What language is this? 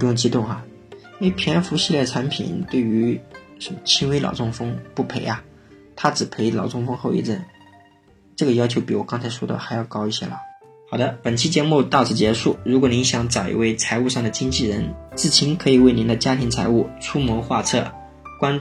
Chinese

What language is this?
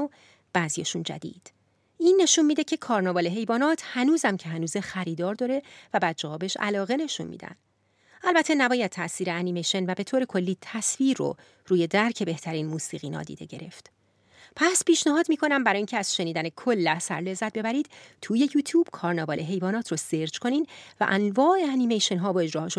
Persian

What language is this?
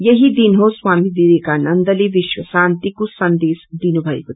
Nepali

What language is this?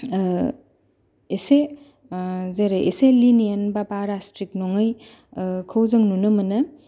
Bodo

